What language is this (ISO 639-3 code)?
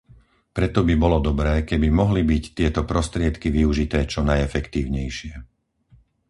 slk